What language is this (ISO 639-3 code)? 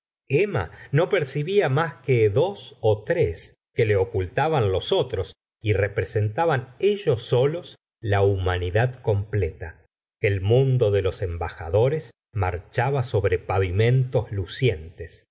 spa